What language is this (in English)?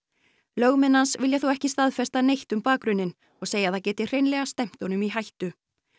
Icelandic